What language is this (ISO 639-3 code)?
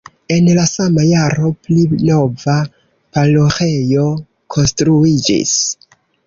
epo